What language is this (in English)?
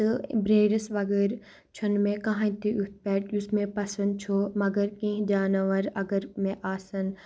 Kashmiri